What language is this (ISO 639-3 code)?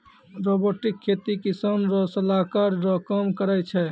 mai